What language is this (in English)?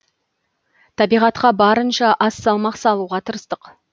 Kazakh